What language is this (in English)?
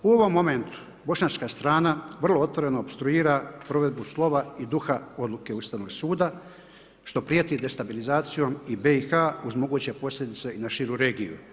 Croatian